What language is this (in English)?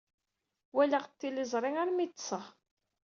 Kabyle